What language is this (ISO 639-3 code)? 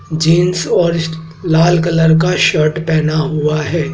hin